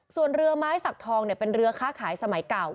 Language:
Thai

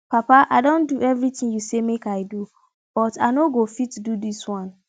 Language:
Nigerian Pidgin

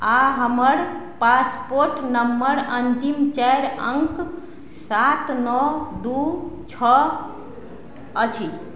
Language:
Maithili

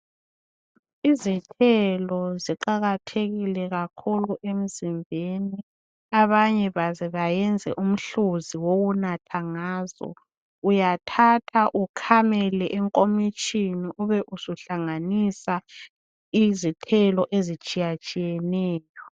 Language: North Ndebele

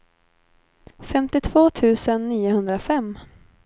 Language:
Swedish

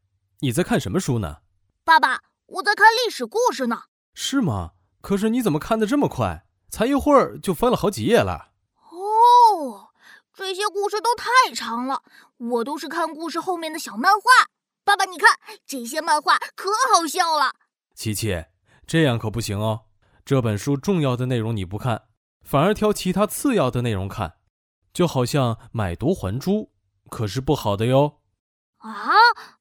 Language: Chinese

